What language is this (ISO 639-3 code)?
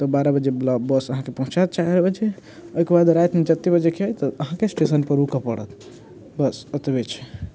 mai